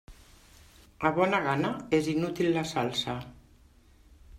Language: Catalan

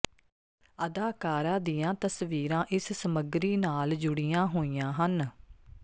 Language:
Punjabi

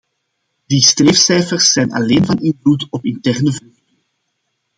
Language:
Dutch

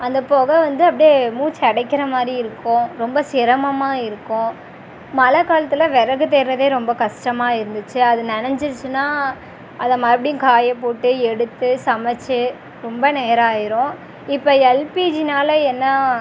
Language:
Tamil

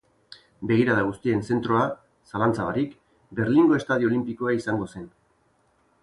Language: Basque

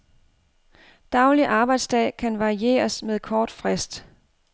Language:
Danish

